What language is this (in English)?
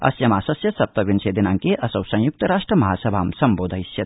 Sanskrit